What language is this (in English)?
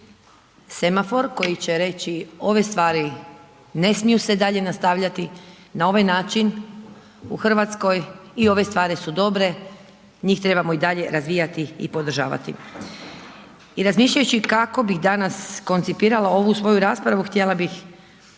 Croatian